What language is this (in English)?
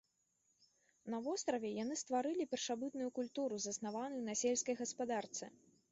Belarusian